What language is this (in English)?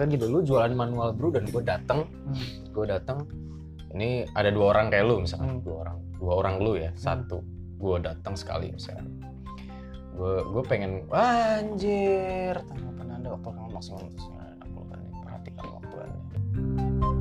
Indonesian